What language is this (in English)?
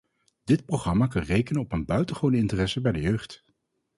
Dutch